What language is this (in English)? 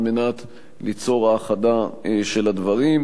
Hebrew